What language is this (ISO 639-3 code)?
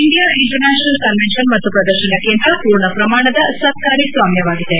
kan